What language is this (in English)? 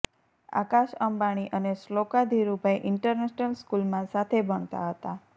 Gujarati